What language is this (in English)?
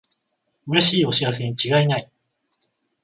Japanese